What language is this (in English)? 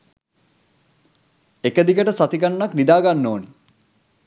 Sinhala